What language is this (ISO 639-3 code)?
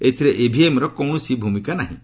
ori